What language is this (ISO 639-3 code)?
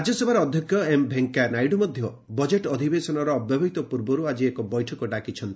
ori